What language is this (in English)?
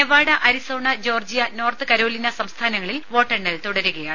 Malayalam